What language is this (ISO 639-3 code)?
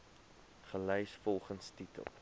afr